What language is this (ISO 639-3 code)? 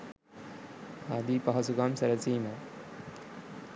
sin